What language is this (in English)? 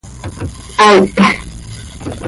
Seri